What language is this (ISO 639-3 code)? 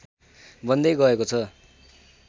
nep